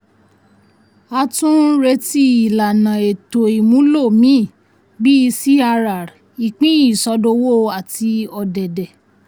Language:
Yoruba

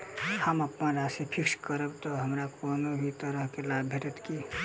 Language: Maithili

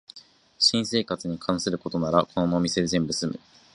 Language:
Japanese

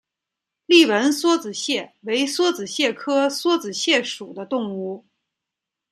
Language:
Chinese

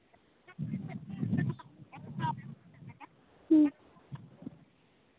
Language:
Santali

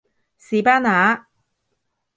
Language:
Cantonese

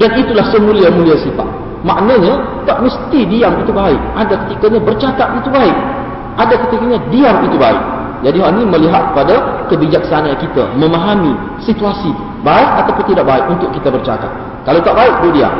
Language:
Malay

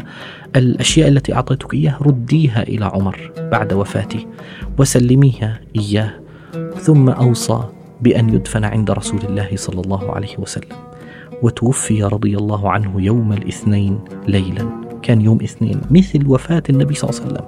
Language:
Arabic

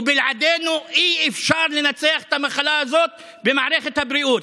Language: Hebrew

